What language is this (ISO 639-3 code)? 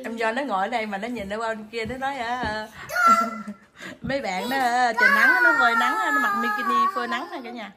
vie